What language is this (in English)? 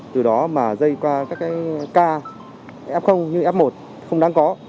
Vietnamese